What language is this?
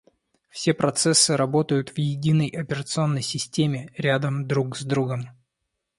Russian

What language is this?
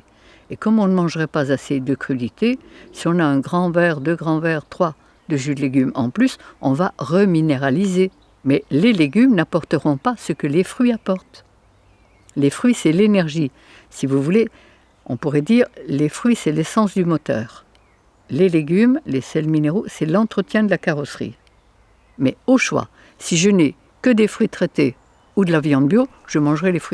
French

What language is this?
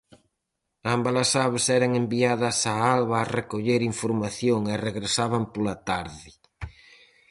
Galician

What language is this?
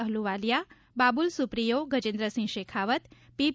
Gujarati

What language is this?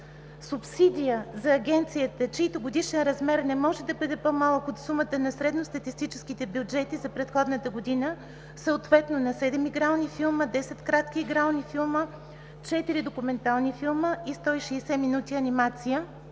Bulgarian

